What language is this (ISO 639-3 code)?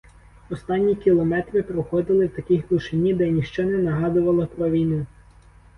ukr